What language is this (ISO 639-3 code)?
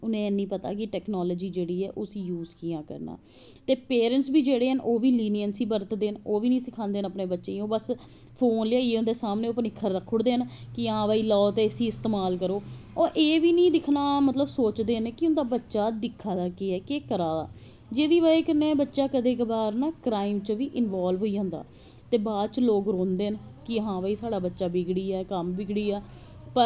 doi